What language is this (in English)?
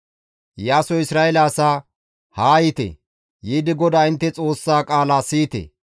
Gamo